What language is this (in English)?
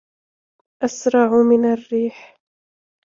Arabic